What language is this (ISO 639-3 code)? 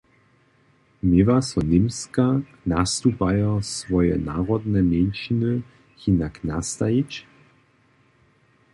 hsb